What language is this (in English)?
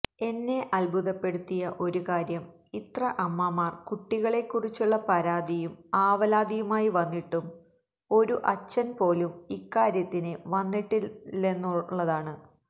Malayalam